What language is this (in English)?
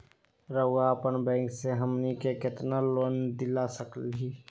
Magahi